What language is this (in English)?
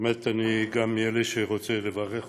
Hebrew